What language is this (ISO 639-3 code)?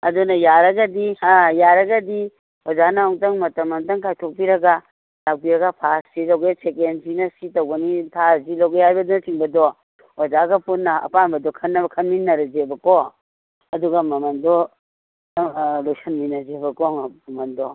mni